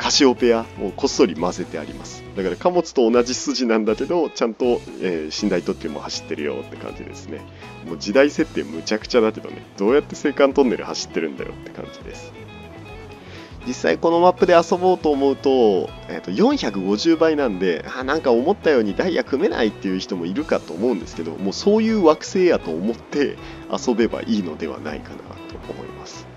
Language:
Japanese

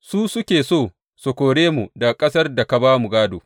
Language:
Hausa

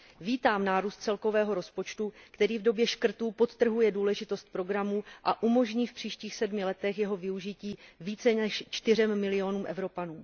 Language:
Czech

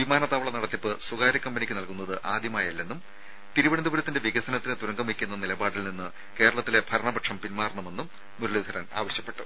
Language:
Malayalam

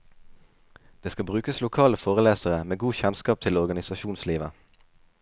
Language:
Norwegian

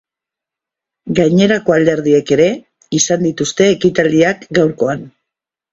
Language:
Basque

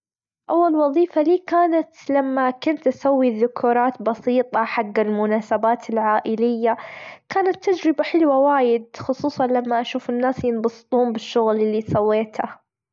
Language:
Gulf Arabic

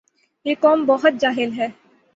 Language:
Urdu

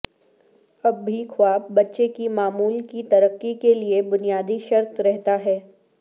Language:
Urdu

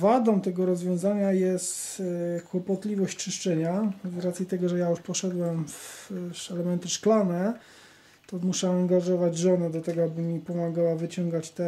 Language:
Polish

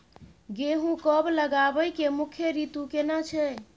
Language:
Maithili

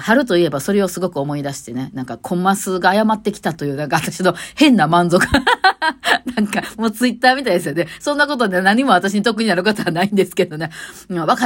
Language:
Japanese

